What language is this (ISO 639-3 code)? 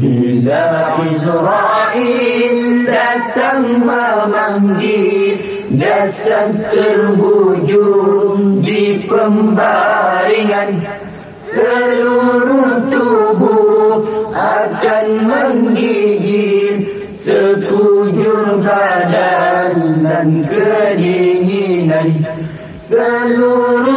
msa